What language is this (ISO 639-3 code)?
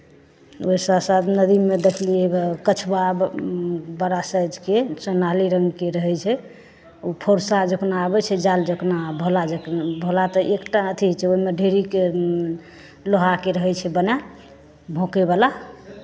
mai